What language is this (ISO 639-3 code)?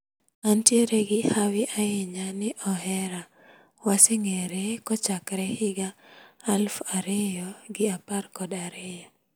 luo